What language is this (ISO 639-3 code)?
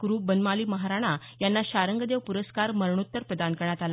mar